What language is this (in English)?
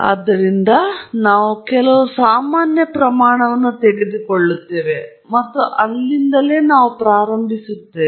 Kannada